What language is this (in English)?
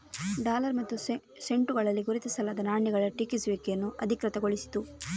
Kannada